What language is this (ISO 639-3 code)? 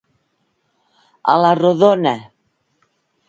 cat